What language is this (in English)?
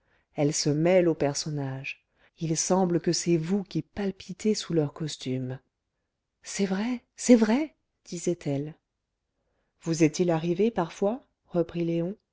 French